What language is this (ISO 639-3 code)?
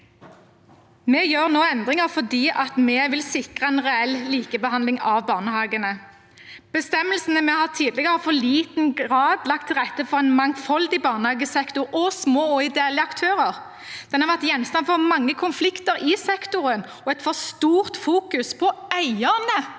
nor